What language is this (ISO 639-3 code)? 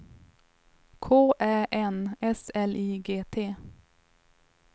swe